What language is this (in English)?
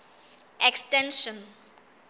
Southern Sotho